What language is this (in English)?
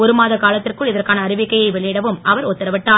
Tamil